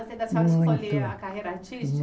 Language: Portuguese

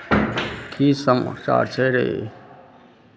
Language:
Maithili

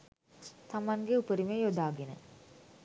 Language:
Sinhala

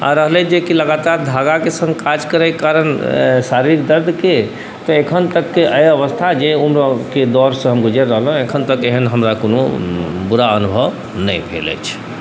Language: Maithili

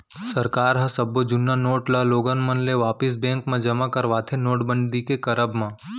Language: Chhattisgarhi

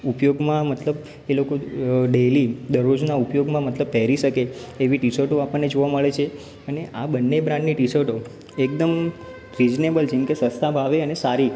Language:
Gujarati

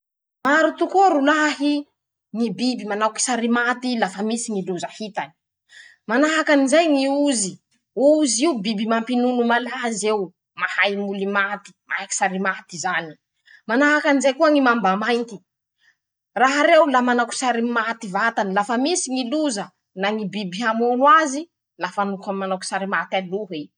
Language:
Masikoro Malagasy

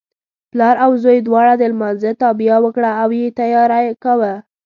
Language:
Pashto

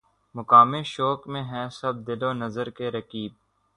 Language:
Urdu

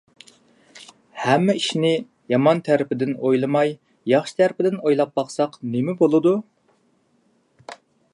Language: Uyghur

